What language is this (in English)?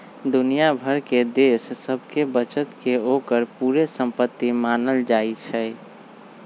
Magahi